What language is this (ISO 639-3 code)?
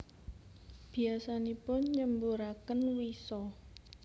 jav